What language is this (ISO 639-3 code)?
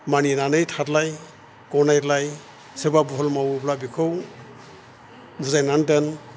brx